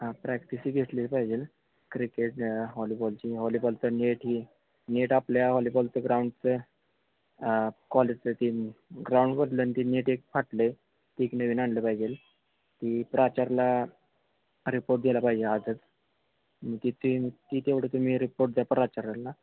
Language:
Marathi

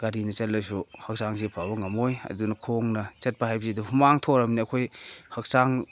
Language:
Manipuri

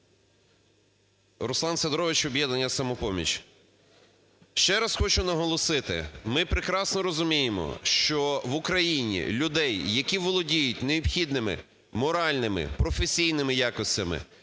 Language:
Ukrainian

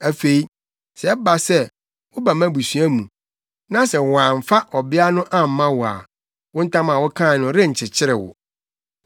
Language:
Akan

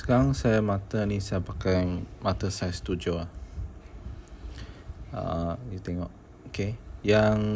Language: Malay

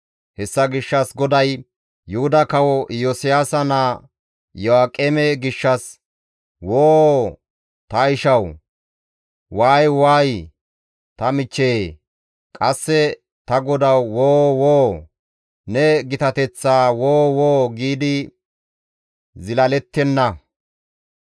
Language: Gamo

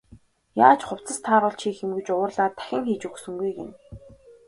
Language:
Mongolian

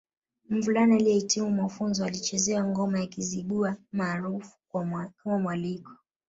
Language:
Swahili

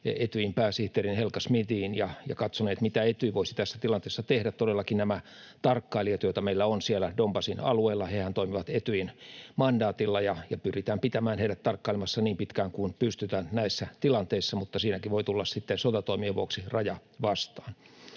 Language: Finnish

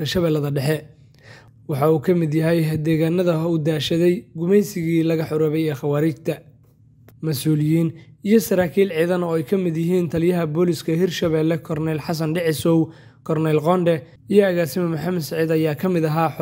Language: Arabic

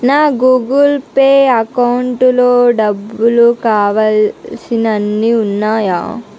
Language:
Telugu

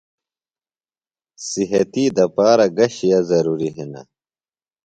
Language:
Phalura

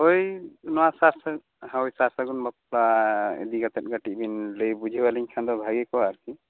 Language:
Santali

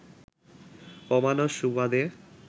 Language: Bangla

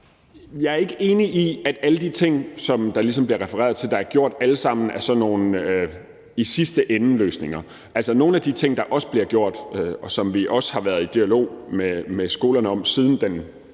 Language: Danish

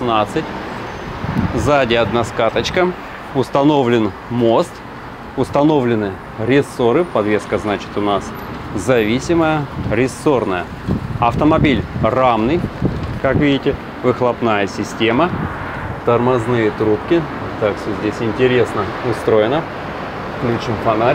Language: Russian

